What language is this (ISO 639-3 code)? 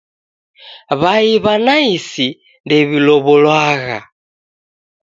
dav